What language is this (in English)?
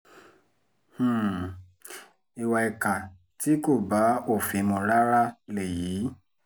Yoruba